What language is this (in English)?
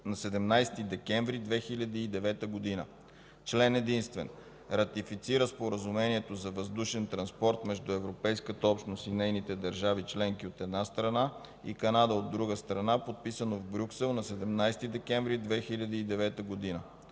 Bulgarian